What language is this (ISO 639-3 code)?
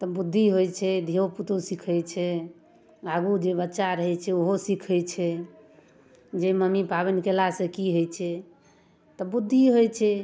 mai